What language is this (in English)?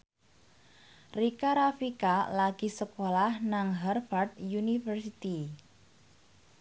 Javanese